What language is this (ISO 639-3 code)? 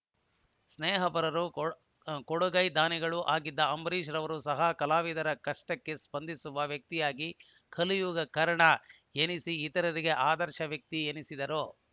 kan